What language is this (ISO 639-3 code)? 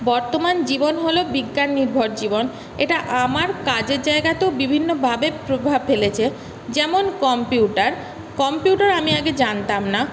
ben